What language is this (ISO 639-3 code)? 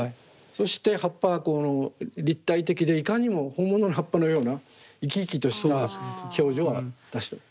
jpn